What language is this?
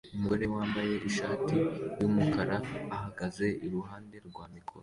Kinyarwanda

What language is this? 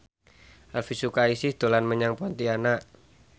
Javanese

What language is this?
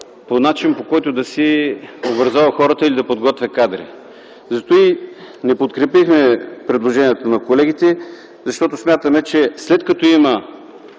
Bulgarian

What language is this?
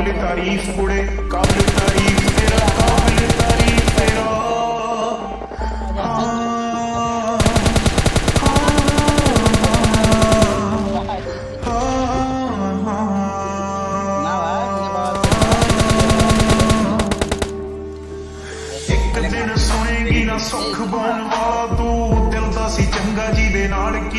Romanian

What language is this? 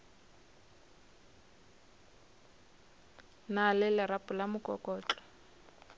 Northern Sotho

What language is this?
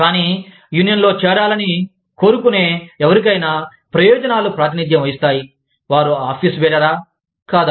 Telugu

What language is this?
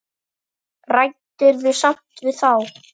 Icelandic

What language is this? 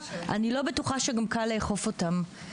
Hebrew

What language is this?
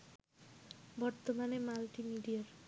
Bangla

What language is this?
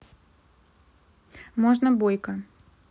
Russian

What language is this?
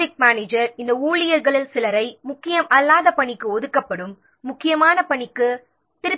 Tamil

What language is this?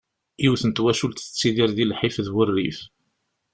Kabyle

